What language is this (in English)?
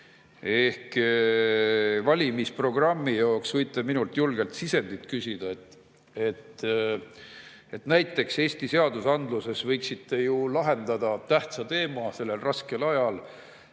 Estonian